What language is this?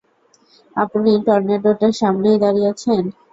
Bangla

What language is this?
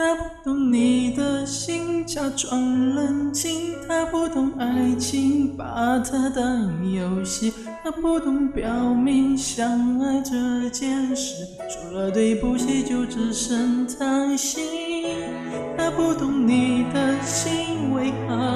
Chinese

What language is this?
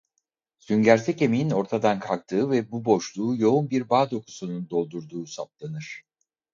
Turkish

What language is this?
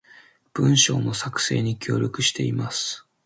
Japanese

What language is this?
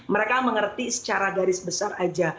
Indonesian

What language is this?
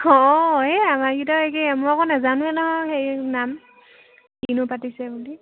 Assamese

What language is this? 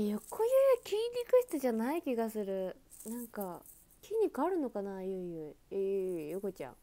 Japanese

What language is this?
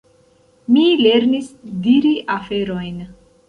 Esperanto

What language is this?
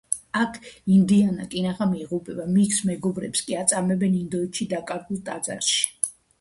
Georgian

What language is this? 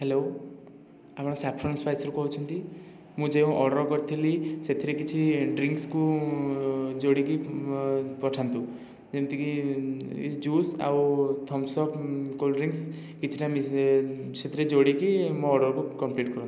Odia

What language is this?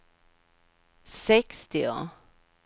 Swedish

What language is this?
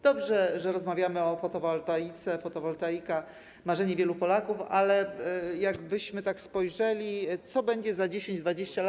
Polish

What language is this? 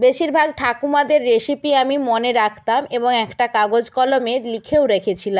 Bangla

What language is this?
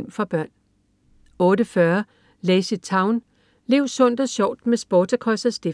Danish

